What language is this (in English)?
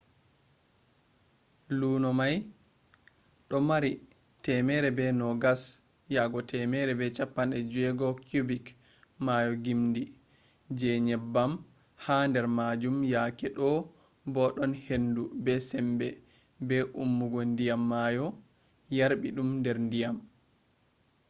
Fula